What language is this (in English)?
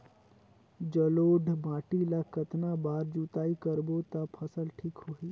Chhattisgarhi